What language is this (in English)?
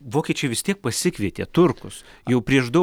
Lithuanian